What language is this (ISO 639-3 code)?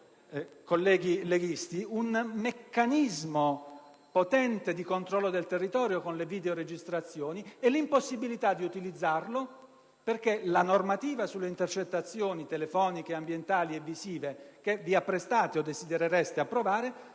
ita